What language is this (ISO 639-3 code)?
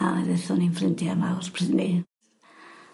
cym